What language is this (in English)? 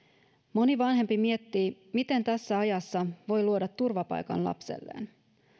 Finnish